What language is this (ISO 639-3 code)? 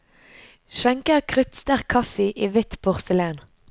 nor